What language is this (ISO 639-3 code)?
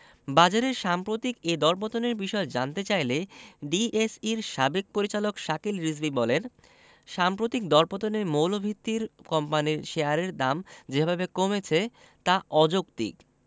ben